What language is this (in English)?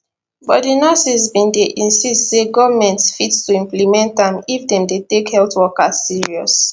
Nigerian Pidgin